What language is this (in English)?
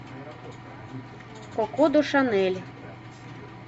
Russian